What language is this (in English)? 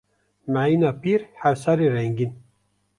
Kurdish